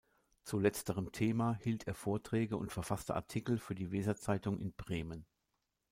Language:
German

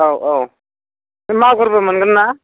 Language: Bodo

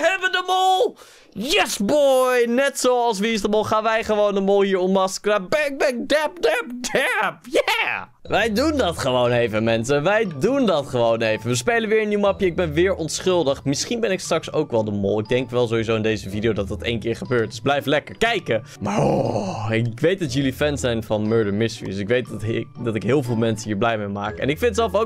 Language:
Dutch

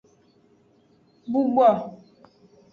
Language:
Aja (Benin)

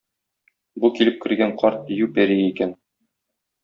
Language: Tatar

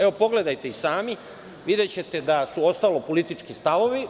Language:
Serbian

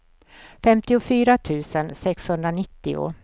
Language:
Swedish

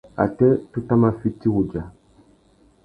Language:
Tuki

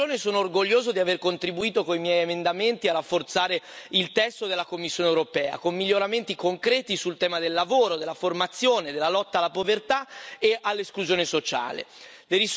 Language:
Italian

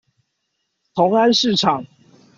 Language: Chinese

